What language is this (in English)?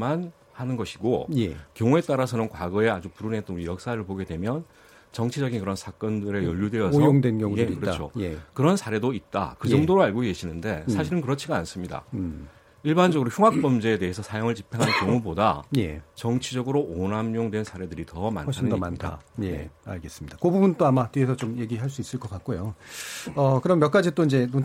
Korean